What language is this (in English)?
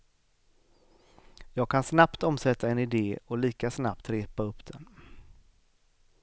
Swedish